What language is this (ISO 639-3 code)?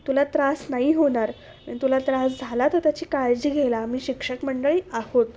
mar